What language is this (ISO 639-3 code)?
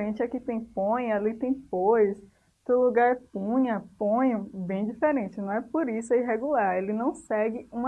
por